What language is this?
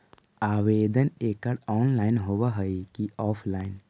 Magahi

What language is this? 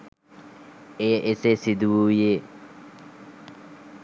Sinhala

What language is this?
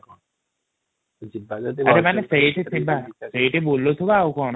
Odia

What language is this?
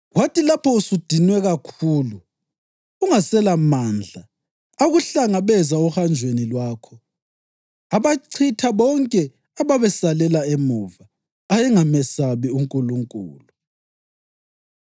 North Ndebele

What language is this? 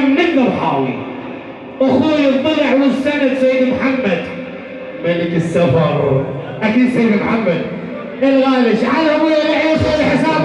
Arabic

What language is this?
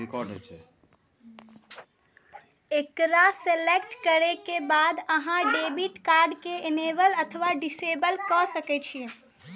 Maithili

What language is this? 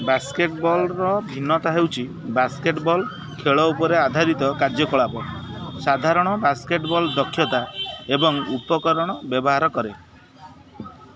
Odia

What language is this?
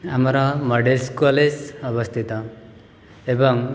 Odia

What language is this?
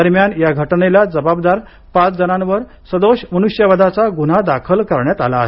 Marathi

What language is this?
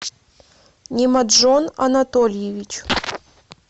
Russian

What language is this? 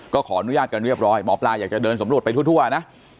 Thai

